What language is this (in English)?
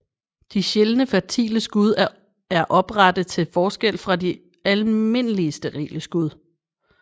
Danish